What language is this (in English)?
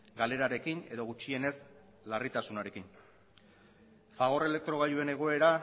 Basque